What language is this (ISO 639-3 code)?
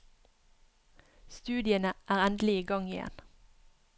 nor